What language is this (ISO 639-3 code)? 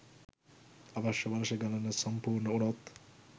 sin